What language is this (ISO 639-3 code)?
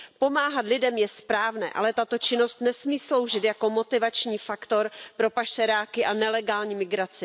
ces